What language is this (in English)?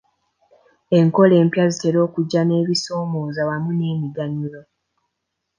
Ganda